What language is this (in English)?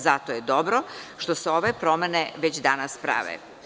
Serbian